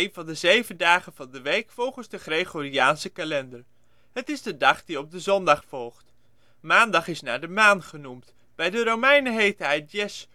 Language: Dutch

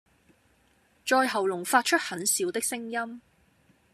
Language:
Cantonese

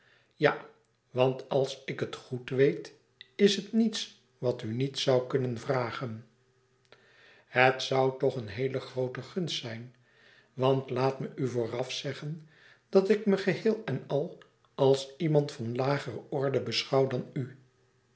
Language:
Dutch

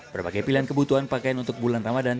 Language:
Indonesian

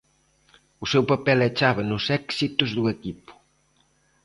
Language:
Galician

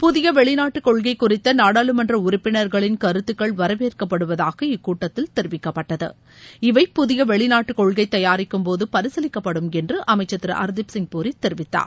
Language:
Tamil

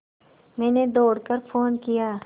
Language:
Hindi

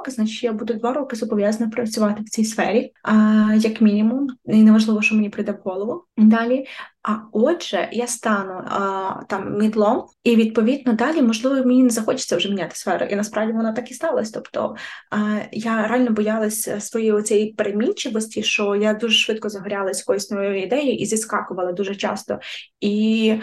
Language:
Ukrainian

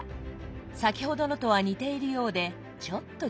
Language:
Japanese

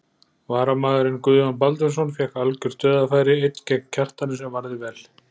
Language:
Icelandic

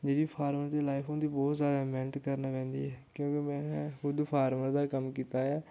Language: Dogri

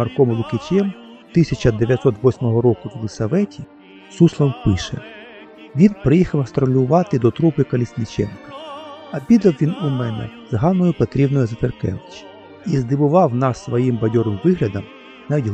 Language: Ukrainian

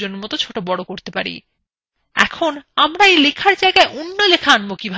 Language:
Bangla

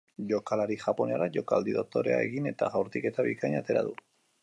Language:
Basque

